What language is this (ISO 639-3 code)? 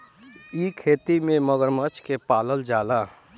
bho